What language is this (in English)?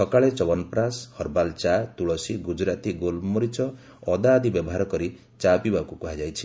Odia